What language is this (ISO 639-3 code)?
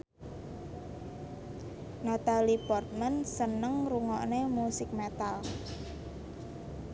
jav